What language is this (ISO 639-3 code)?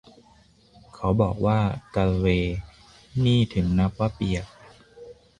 tha